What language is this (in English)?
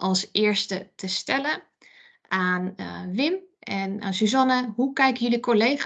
Dutch